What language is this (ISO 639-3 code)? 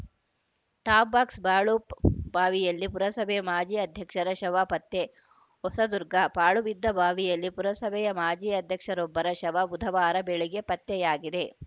kan